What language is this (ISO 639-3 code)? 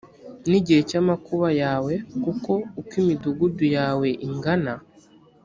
kin